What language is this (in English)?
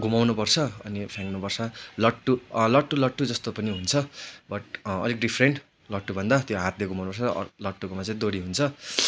Nepali